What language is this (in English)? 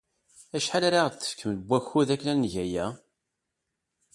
Kabyle